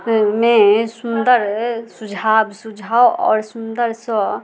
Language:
Maithili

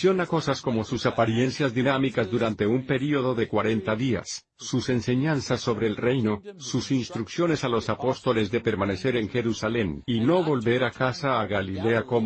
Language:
Spanish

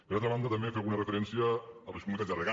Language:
Catalan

